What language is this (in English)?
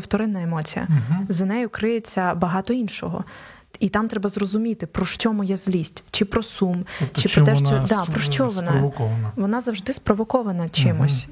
Ukrainian